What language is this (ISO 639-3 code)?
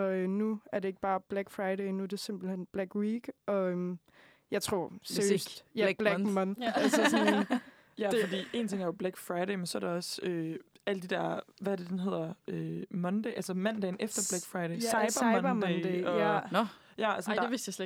dan